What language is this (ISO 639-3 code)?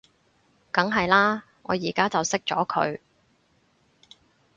yue